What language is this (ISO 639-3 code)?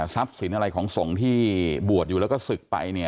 tha